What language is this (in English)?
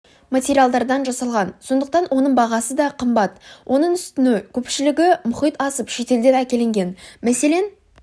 Kazakh